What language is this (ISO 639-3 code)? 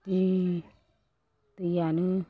brx